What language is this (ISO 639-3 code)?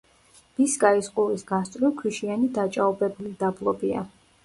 kat